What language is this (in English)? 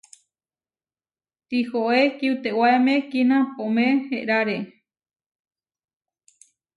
Huarijio